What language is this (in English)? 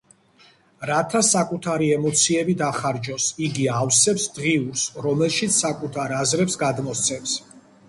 Georgian